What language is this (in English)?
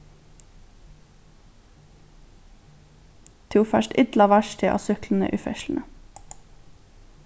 Faroese